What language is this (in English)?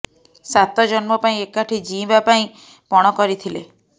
Odia